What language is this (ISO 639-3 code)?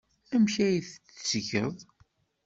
kab